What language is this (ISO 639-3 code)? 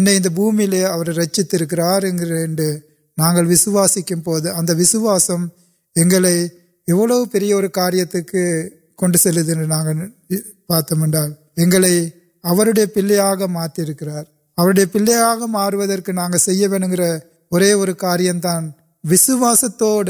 urd